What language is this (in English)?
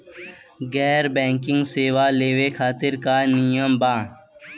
Bhojpuri